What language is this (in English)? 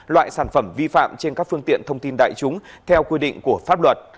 Vietnamese